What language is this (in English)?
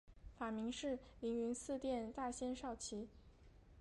Chinese